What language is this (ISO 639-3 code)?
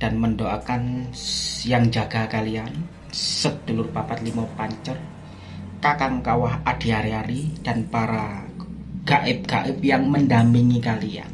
ind